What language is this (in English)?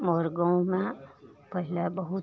Maithili